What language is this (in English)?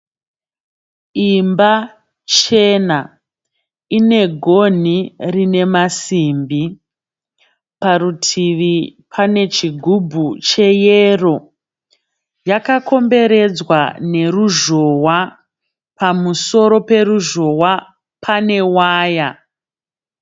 Shona